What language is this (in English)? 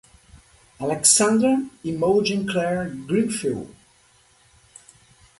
English